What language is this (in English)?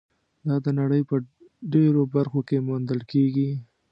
Pashto